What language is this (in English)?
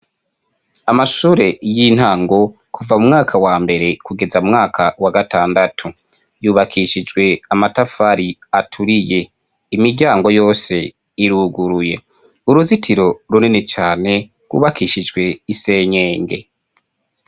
Rundi